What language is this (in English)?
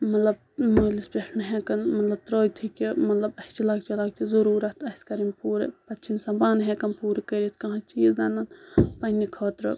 Kashmiri